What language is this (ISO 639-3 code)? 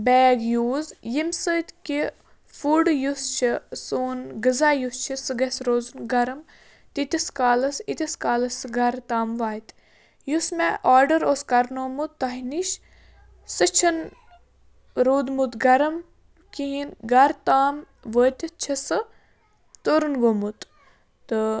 kas